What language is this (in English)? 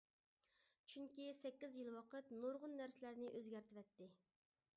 Uyghur